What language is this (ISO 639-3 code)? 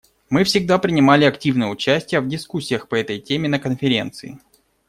rus